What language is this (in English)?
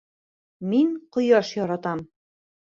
Bashkir